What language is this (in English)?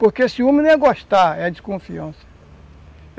Portuguese